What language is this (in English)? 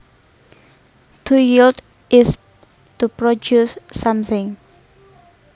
Javanese